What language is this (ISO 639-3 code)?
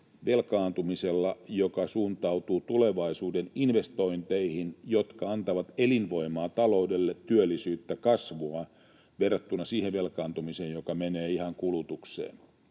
fin